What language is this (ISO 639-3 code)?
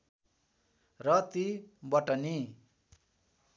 nep